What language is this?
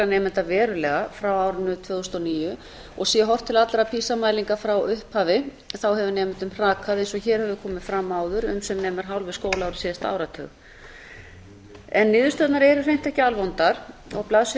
Icelandic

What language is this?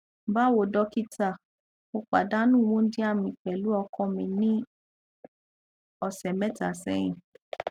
Yoruba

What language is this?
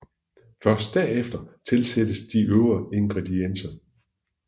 Danish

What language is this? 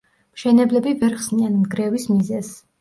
Georgian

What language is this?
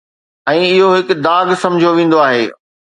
Sindhi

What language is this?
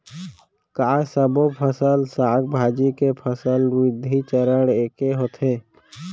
Chhattisgarhi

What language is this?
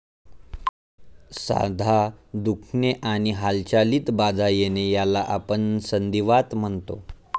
Marathi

